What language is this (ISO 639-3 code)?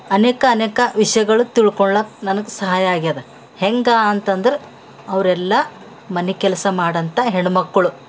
kan